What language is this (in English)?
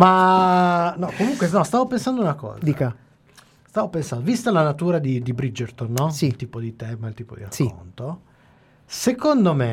Italian